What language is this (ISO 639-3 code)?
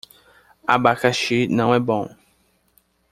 por